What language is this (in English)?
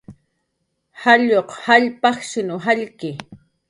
Jaqaru